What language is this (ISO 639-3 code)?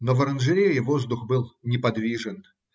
rus